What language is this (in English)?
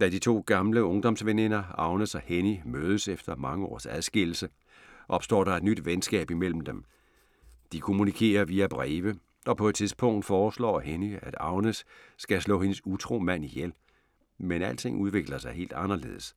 Danish